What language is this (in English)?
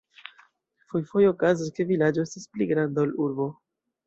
Esperanto